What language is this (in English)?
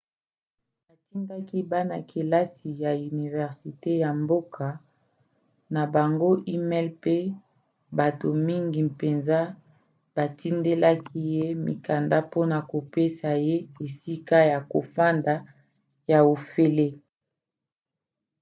Lingala